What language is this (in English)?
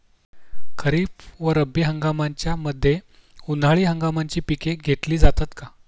Marathi